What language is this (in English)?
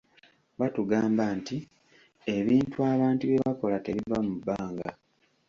Ganda